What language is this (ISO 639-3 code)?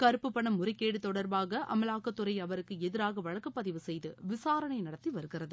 tam